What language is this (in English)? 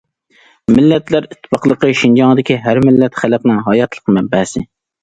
Uyghur